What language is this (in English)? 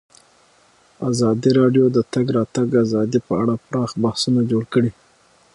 Pashto